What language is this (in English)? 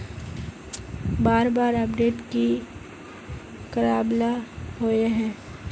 Magahi